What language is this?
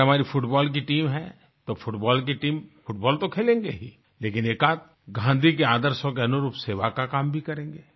Hindi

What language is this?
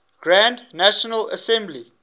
English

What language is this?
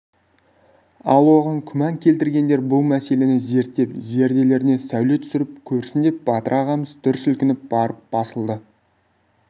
Kazakh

